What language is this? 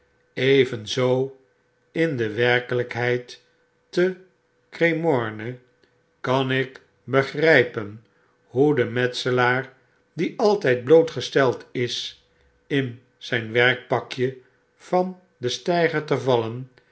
Dutch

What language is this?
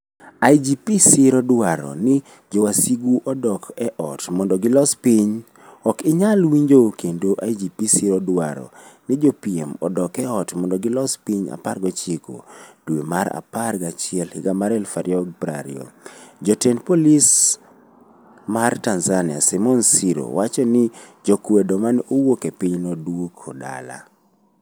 Luo (Kenya and Tanzania)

